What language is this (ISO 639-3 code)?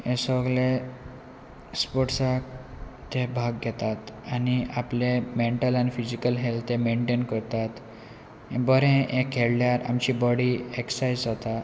kok